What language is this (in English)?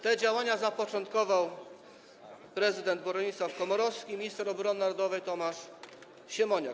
Polish